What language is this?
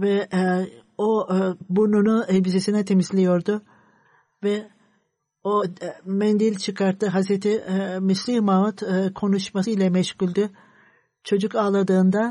Turkish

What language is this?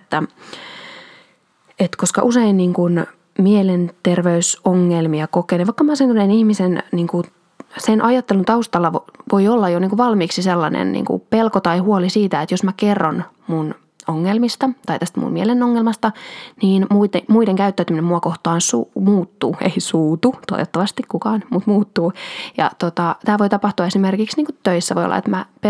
Finnish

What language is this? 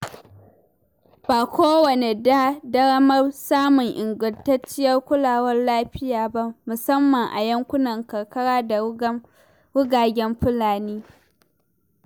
Hausa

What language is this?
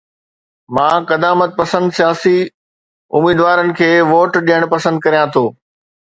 Sindhi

